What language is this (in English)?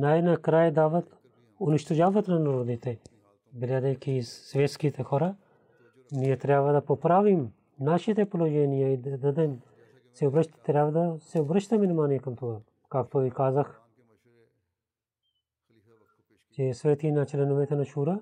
Bulgarian